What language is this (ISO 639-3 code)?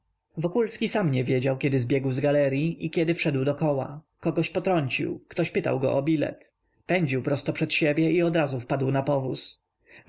pol